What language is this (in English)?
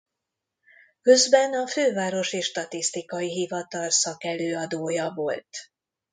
Hungarian